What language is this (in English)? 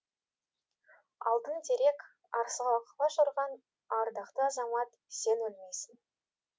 Kazakh